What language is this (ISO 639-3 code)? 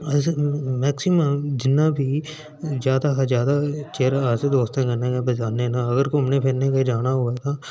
doi